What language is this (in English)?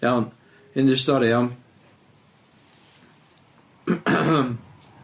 Welsh